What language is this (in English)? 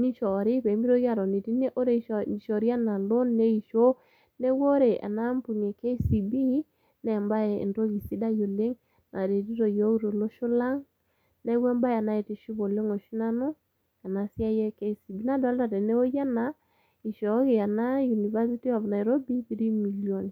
Masai